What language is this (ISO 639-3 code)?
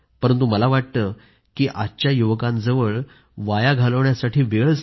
mar